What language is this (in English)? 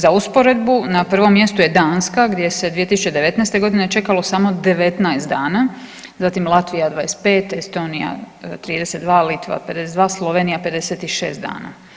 Croatian